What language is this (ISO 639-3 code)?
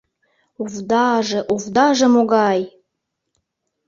chm